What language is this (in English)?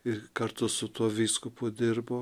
Lithuanian